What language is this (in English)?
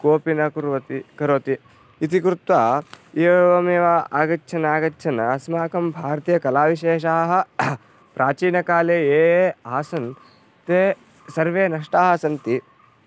Sanskrit